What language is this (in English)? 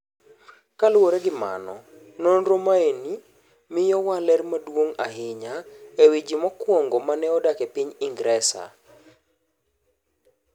Luo (Kenya and Tanzania)